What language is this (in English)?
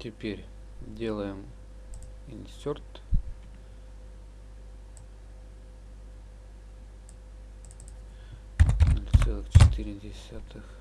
Russian